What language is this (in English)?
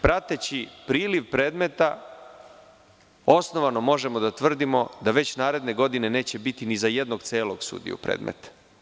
Serbian